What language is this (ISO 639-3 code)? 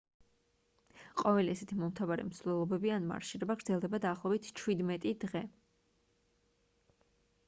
kat